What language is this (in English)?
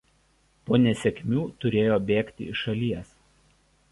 Lithuanian